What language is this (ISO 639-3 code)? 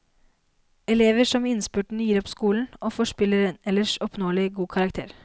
nor